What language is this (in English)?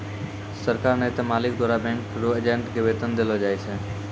Maithili